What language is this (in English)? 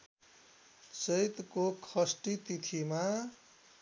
Nepali